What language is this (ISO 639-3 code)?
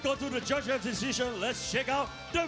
tha